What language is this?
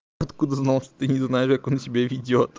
Russian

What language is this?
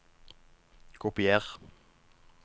Norwegian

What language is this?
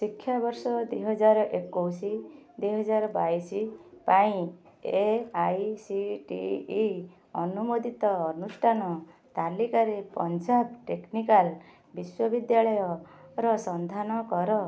Odia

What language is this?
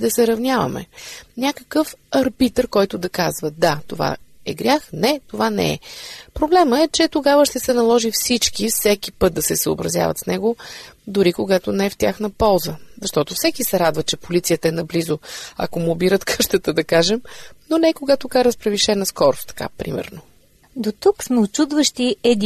Bulgarian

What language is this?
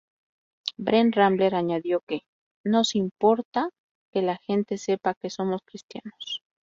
Spanish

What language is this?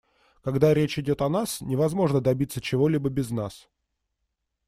Russian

